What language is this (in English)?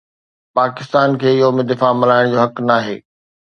Sindhi